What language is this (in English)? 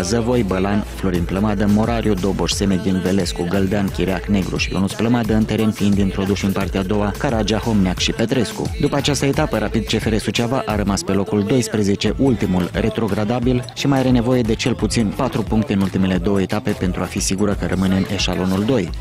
Romanian